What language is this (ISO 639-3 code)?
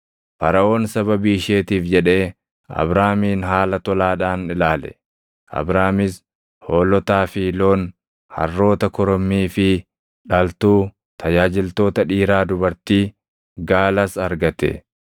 orm